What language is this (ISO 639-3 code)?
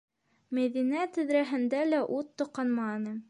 bak